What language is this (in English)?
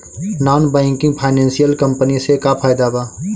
Bhojpuri